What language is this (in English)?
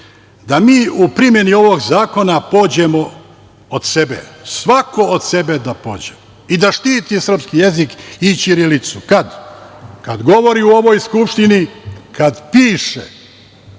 Serbian